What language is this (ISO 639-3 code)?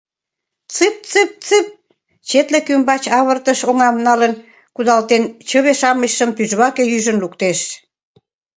chm